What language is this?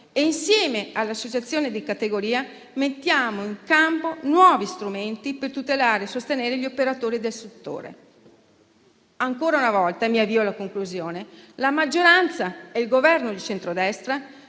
Italian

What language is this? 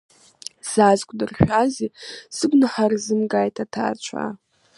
Abkhazian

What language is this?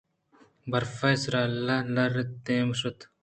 Eastern Balochi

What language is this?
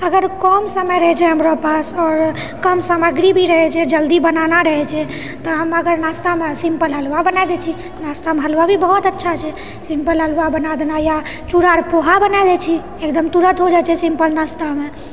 Maithili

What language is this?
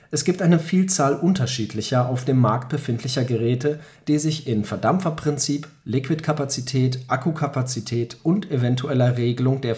German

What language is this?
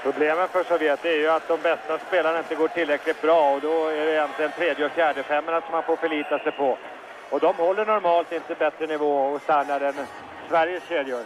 Swedish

